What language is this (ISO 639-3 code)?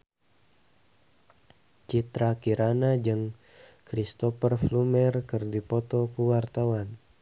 sun